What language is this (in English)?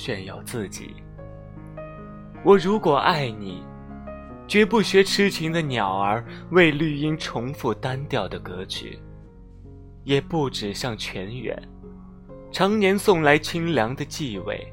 Chinese